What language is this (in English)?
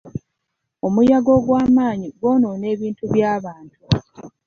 Ganda